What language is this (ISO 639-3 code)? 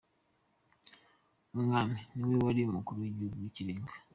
kin